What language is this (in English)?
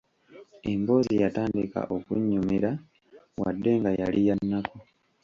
Ganda